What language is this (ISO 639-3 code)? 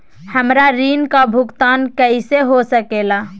mag